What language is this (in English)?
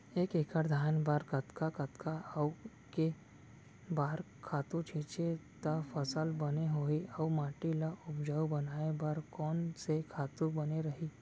Chhattisgarhi